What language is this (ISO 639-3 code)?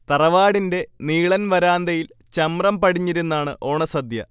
mal